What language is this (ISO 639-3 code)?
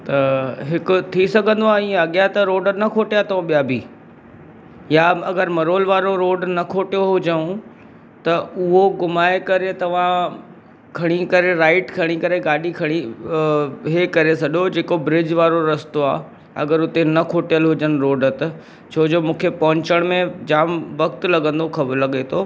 snd